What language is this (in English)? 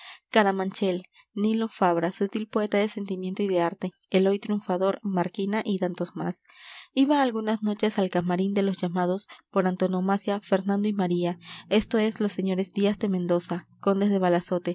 Spanish